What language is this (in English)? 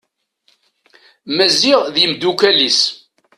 Kabyle